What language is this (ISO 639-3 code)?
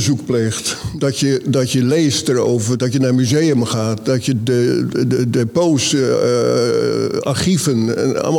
nld